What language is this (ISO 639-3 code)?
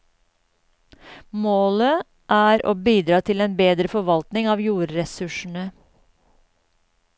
nor